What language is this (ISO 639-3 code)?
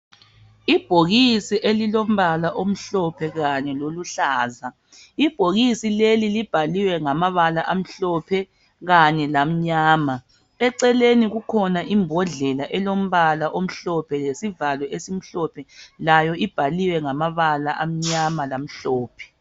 nde